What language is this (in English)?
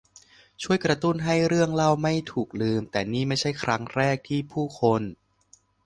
Thai